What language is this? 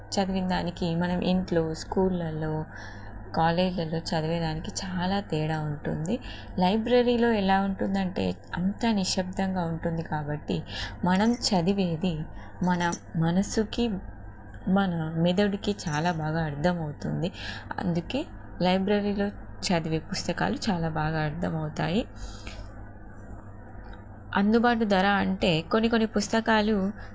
Telugu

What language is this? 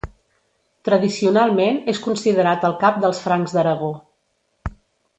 Catalan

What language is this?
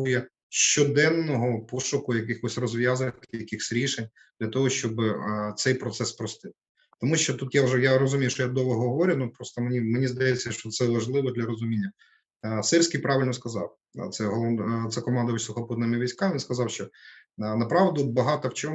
Ukrainian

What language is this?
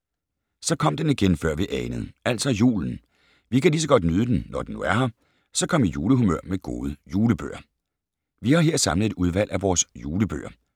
Danish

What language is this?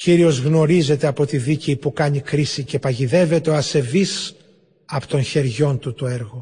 Greek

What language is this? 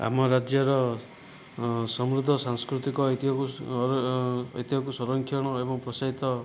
Odia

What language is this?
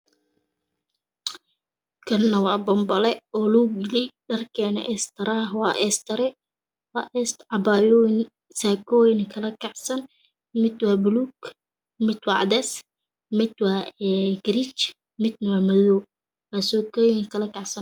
Somali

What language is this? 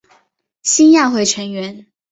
Chinese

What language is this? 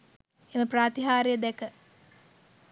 Sinhala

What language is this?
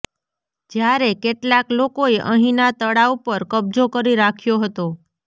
Gujarati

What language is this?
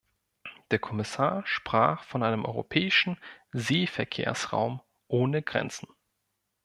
German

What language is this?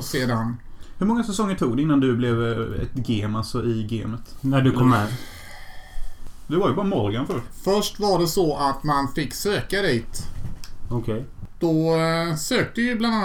Swedish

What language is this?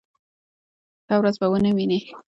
Pashto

